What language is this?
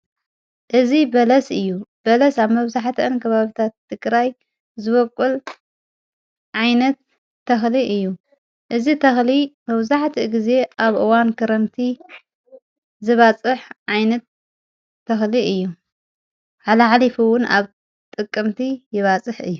Tigrinya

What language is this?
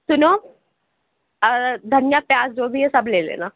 Urdu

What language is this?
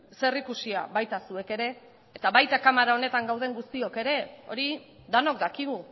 Basque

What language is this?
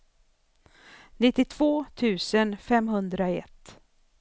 Swedish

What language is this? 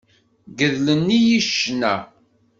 Kabyle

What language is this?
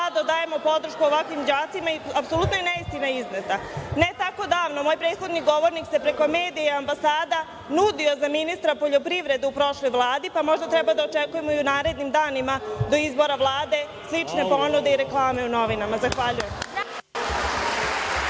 Serbian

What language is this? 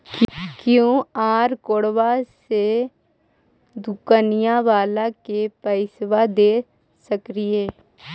Magahi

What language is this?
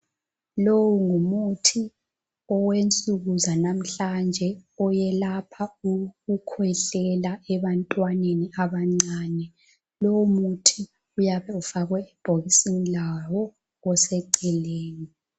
North Ndebele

